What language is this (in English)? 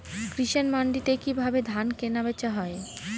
Bangla